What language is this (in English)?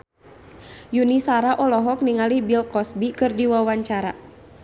Sundanese